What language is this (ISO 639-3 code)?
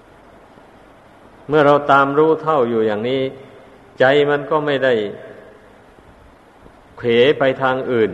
tha